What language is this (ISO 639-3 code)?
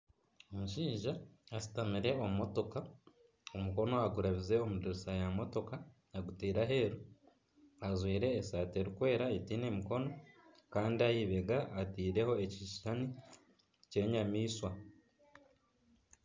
nyn